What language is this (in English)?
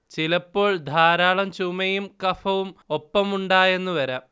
Malayalam